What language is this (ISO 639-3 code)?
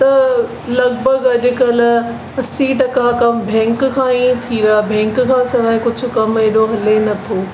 snd